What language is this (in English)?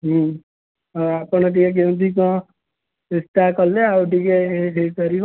Odia